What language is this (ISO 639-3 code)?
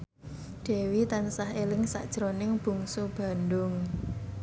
jav